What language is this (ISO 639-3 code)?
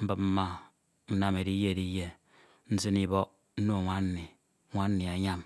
itw